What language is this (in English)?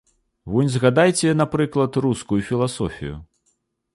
Belarusian